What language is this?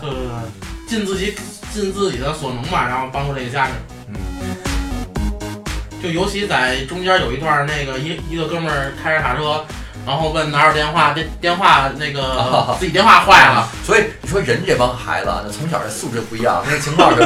Chinese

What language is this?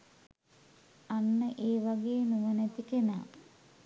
Sinhala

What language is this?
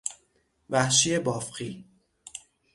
Persian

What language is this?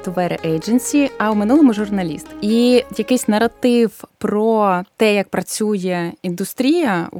Ukrainian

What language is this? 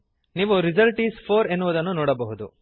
Kannada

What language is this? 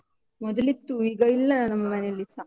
Kannada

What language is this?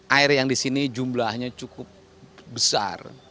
Indonesian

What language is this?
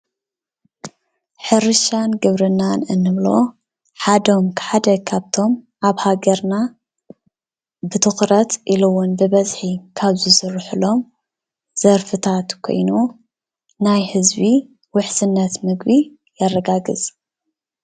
Tigrinya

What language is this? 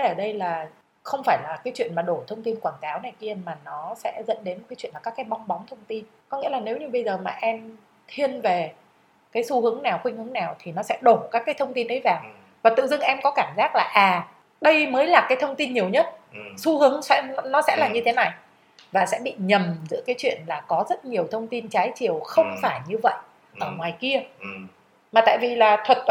Vietnamese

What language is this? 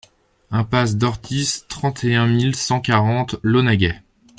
French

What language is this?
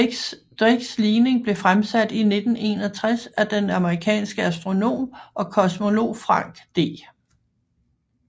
Danish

